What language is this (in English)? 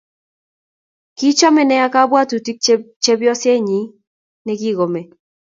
Kalenjin